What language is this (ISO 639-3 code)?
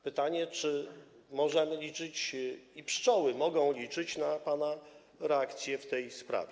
pol